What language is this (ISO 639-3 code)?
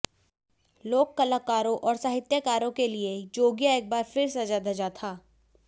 hin